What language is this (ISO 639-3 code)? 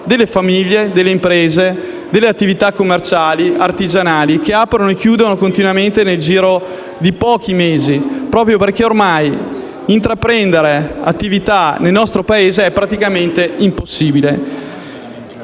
ita